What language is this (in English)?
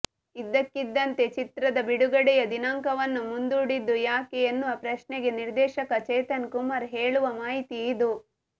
Kannada